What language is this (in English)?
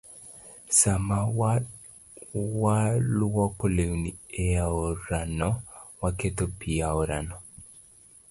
Luo (Kenya and Tanzania)